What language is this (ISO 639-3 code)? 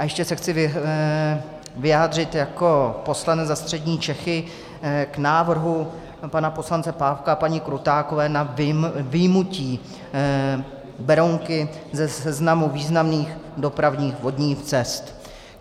ces